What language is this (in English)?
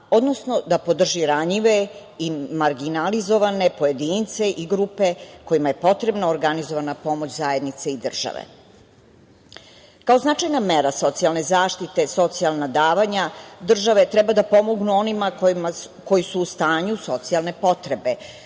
Serbian